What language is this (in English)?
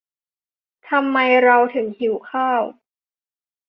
Thai